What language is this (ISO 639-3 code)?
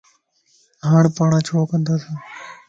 lss